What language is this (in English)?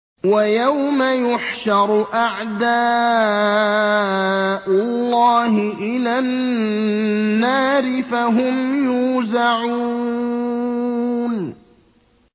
Arabic